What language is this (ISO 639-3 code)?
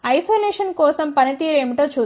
tel